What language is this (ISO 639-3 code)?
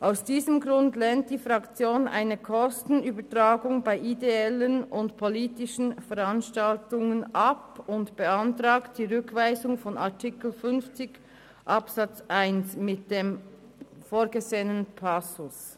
gsw